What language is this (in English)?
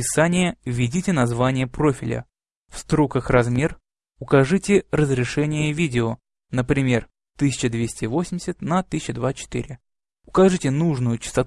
Russian